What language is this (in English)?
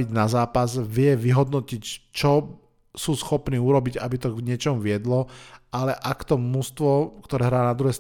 Slovak